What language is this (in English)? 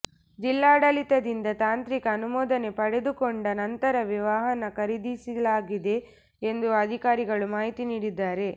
Kannada